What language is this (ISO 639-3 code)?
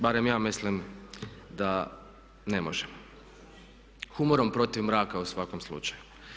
hrv